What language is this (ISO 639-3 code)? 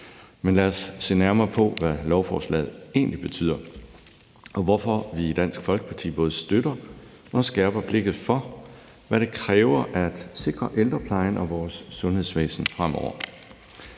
dan